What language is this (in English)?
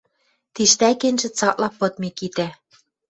Western Mari